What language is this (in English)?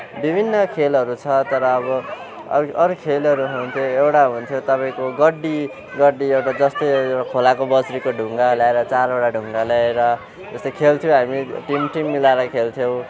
Nepali